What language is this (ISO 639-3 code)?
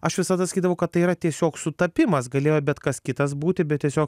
lit